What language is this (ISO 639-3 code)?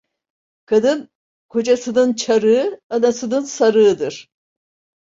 tur